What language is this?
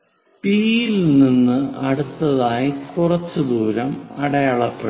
Malayalam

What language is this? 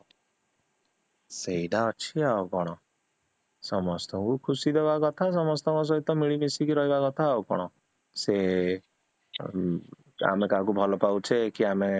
Odia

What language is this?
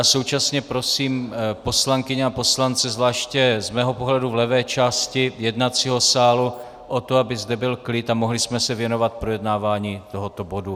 Czech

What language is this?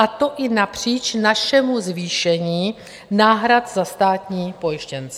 Czech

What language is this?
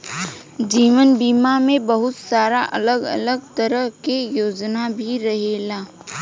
Bhojpuri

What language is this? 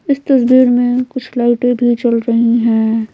Hindi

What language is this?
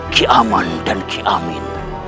Indonesian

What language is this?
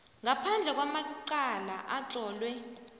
South Ndebele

